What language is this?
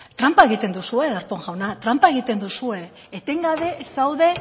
Basque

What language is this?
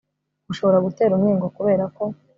Kinyarwanda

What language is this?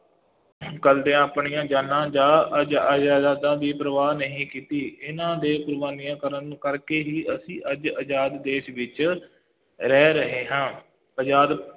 Punjabi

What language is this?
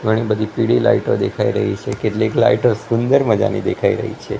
Gujarati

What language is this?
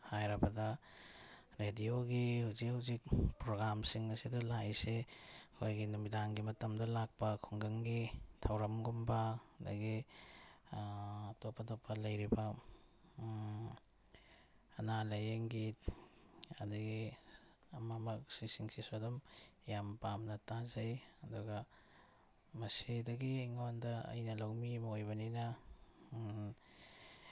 Manipuri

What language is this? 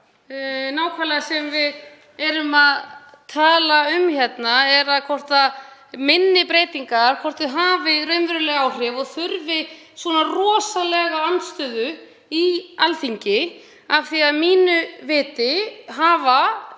Icelandic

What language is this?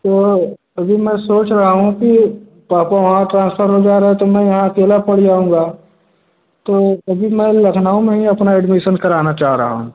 Hindi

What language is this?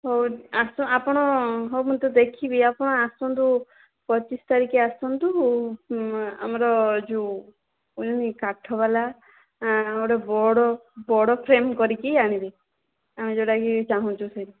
Odia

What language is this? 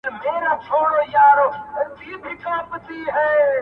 Pashto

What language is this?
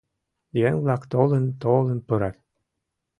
Mari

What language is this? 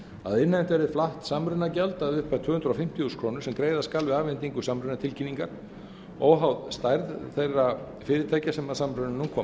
Icelandic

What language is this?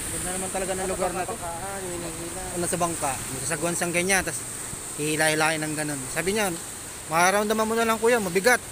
Filipino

